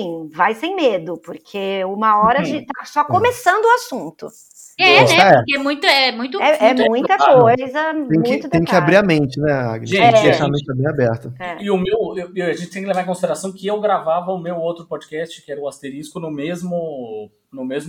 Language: Portuguese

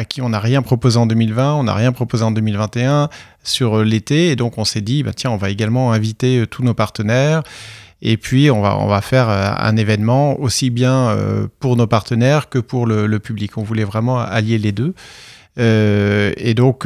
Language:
French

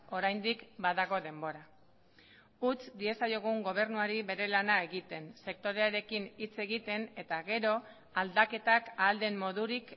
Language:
Basque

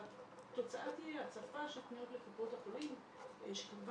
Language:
Hebrew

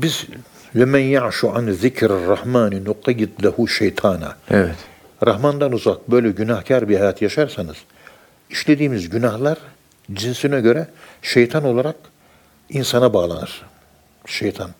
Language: Turkish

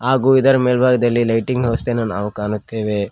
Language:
Kannada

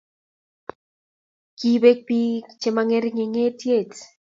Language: Kalenjin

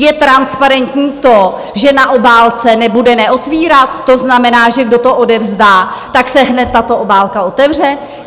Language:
Czech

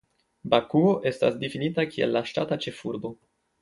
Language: Esperanto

